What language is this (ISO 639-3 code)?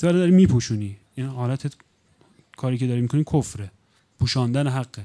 fas